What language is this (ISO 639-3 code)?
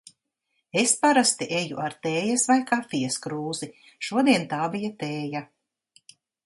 lav